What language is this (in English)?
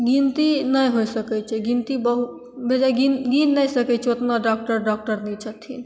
Maithili